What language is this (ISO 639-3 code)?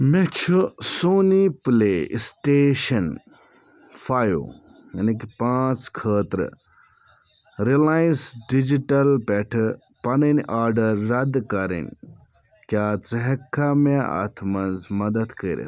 kas